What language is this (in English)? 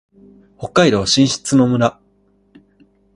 Japanese